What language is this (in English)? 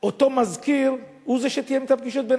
Hebrew